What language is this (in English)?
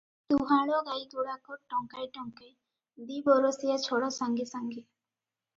Odia